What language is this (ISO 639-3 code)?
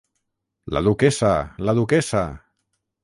cat